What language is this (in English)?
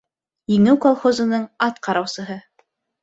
Bashkir